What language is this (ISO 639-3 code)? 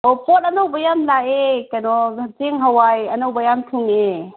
mni